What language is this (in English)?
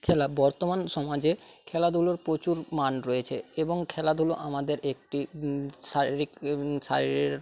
Bangla